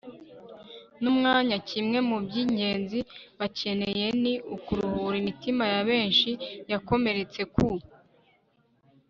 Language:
Kinyarwanda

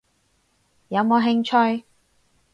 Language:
Cantonese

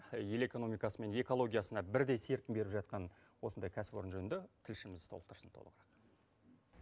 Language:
Kazakh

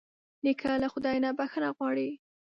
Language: Pashto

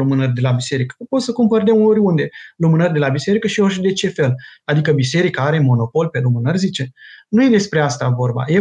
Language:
Romanian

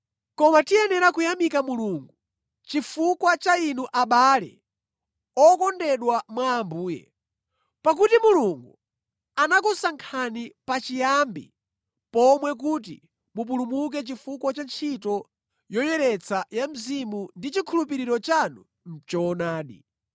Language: Nyanja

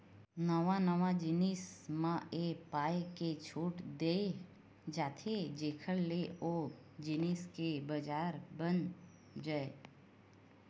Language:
Chhattisgarhi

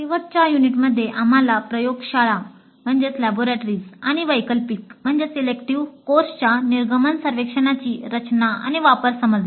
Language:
Marathi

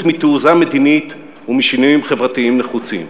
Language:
Hebrew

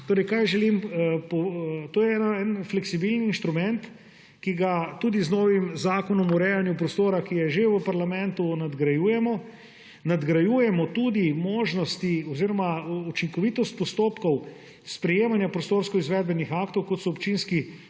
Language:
Slovenian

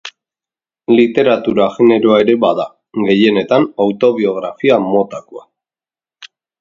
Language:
Basque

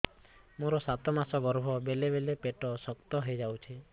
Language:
Odia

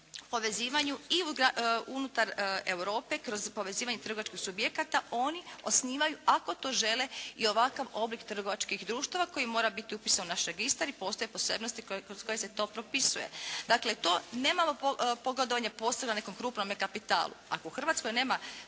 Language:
Croatian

